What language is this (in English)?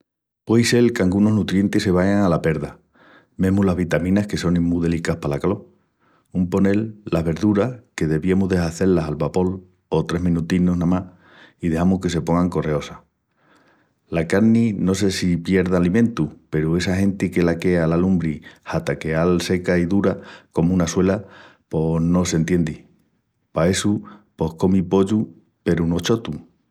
Extremaduran